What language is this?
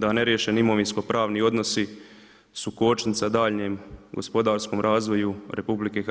Croatian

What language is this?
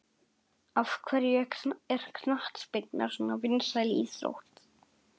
Icelandic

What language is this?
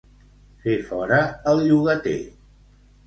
Catalan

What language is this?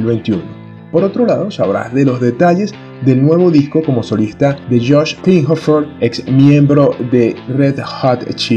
Spanish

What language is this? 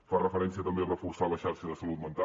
Catalan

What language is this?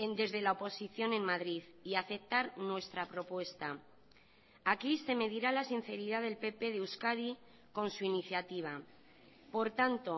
Spanish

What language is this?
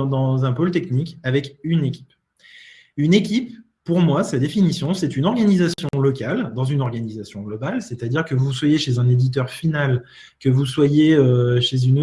French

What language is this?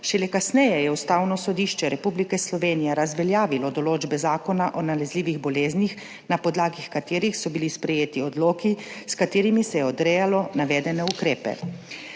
Slovenian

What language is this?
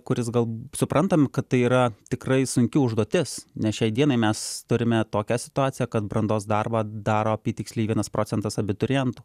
Lithuanian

